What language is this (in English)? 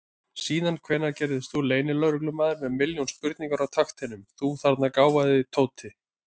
Icelandic